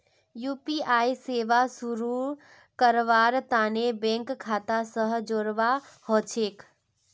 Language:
Magahi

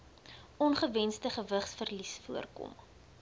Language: Afrikaans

